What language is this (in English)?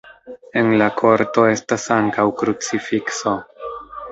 Esperanto